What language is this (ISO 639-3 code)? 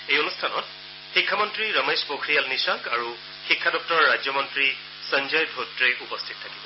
asm